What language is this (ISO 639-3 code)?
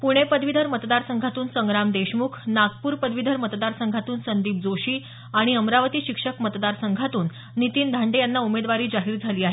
mar